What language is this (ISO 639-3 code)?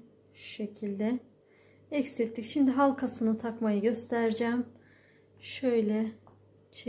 tur